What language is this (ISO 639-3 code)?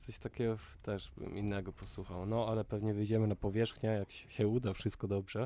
pol